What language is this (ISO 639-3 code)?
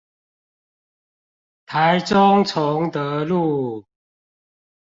zho